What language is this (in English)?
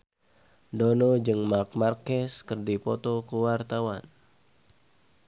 Sundanese